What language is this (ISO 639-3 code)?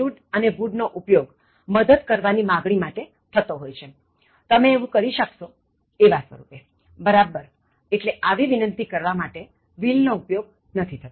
guj